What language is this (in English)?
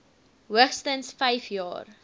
Afrikaans